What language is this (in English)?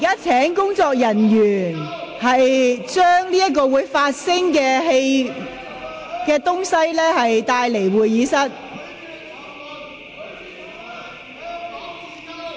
Cantonese